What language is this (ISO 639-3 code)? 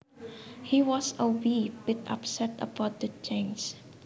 jav